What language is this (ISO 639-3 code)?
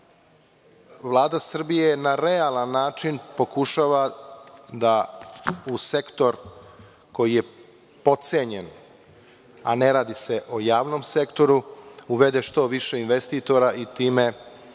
srp